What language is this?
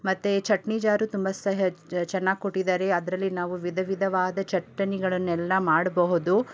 Kannada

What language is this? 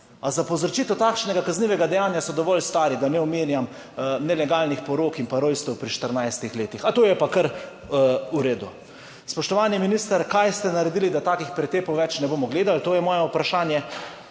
Slovenian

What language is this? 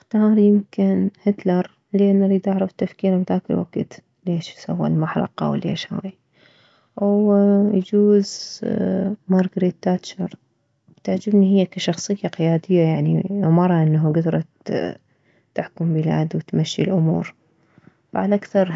Mesopotamian Arabic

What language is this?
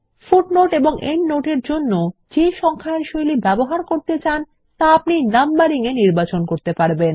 Bangla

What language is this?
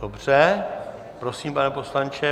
Czech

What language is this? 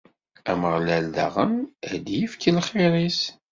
Kabyle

